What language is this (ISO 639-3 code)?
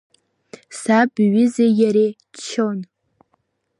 abk